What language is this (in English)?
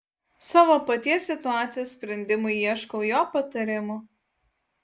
Lithuanian